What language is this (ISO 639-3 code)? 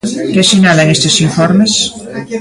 glg